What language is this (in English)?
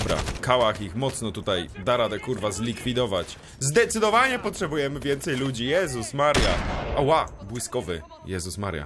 Polish